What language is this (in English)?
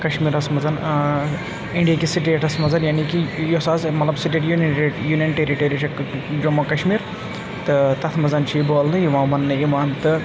Kashmiri